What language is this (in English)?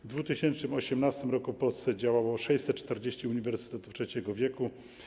Polish